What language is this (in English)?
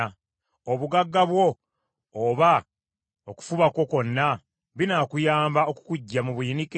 Ganda